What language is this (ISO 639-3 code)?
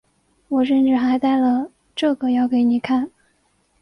zho